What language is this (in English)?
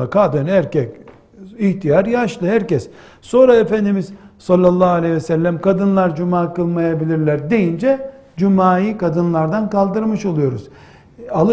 Turkish